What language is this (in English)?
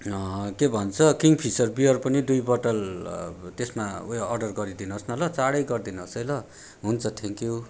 Nepali